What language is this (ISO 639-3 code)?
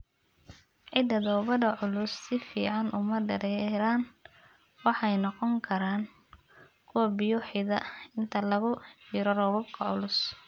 som